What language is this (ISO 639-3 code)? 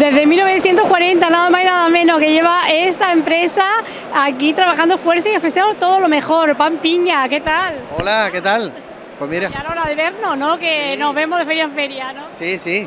spa